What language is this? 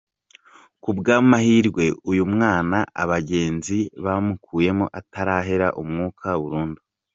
Kinyarwanda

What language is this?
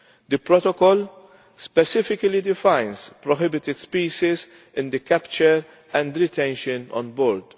English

